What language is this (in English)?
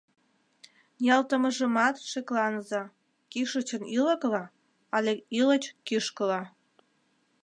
Mari